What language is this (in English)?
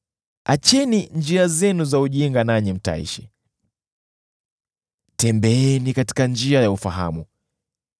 Swahili